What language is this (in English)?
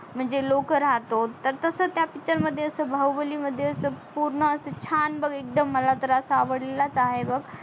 Marathi